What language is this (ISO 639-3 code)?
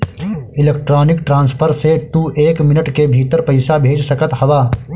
bho